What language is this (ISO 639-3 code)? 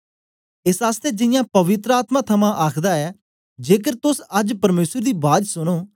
doi